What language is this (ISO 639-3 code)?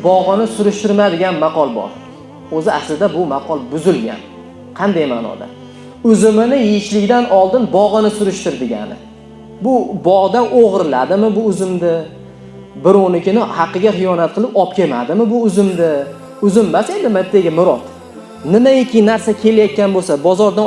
uzb